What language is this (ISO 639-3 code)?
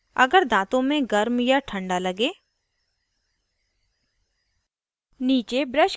hin